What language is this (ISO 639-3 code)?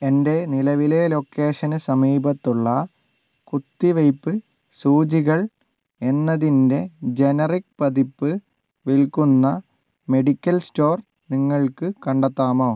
mal